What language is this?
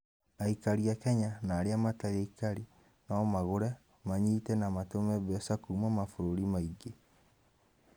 Kikuyu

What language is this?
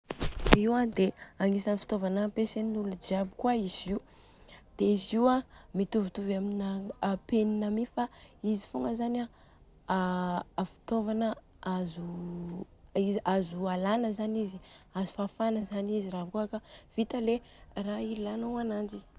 Southern Betsimisaraka Malagasy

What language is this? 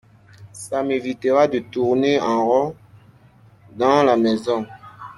French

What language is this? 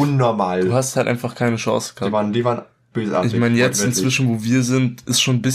German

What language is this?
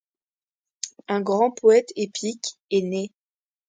French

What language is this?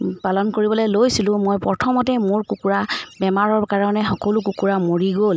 Assamese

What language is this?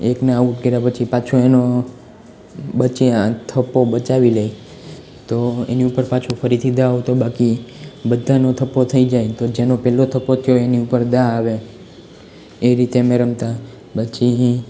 Gujarati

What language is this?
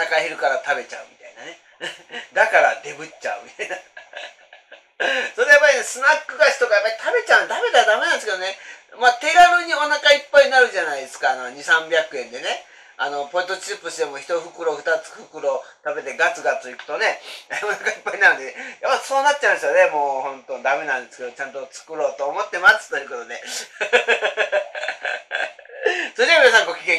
Japanese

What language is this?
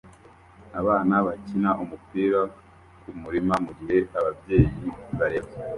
Kinyarwanda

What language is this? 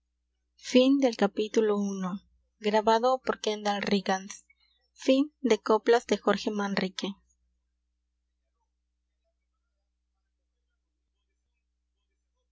Spanish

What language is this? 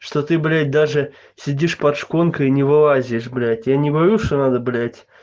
Russian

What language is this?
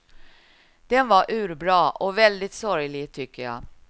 Swedish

